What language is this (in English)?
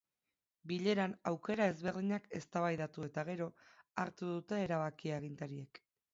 Basque